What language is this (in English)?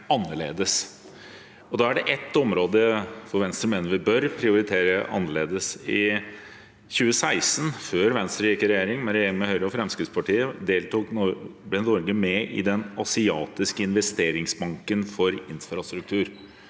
Norwegian